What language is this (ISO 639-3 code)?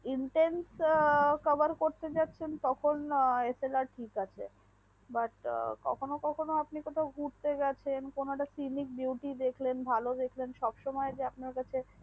ben